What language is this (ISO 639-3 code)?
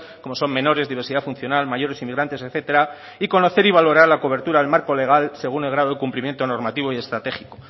spa